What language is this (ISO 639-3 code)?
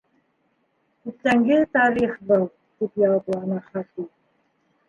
bak